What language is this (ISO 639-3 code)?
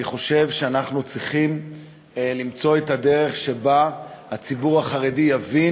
heb